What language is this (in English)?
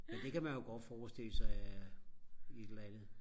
Danish